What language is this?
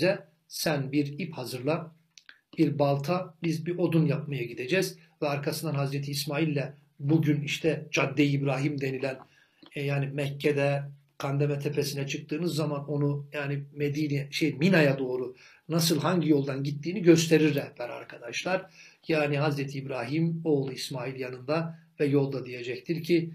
Turkish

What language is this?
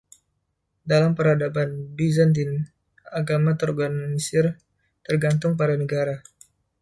Indonesian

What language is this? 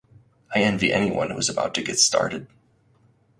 English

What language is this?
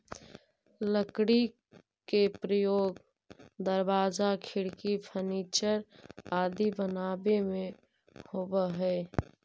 Magahi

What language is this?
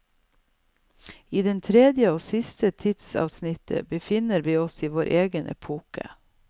Norwegian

